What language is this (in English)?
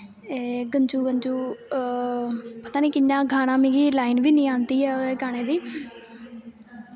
Dogri